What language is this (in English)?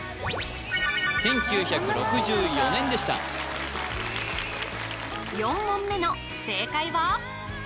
Japanese